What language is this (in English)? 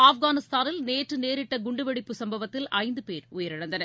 Tamil